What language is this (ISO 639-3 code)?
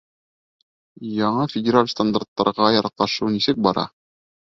bak